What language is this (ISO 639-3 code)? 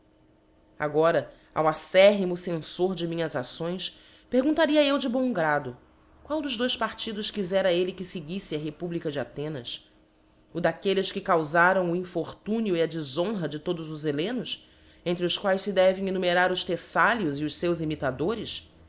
por